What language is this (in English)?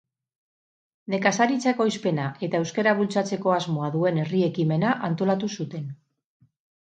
Basque